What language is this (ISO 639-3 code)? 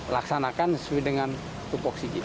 ind